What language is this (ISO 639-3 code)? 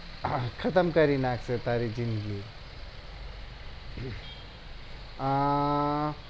guj